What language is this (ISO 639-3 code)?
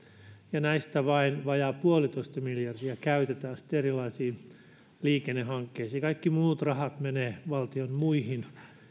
fin